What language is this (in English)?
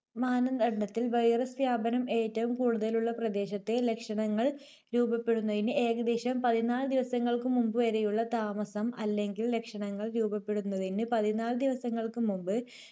Malayalam